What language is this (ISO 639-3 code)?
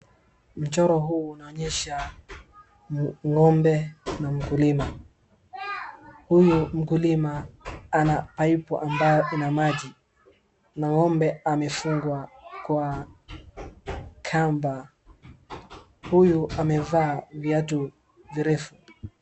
swa